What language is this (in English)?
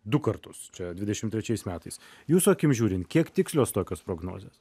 Lithuanian